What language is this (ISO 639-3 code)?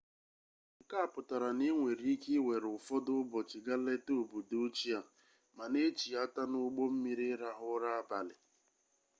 ibo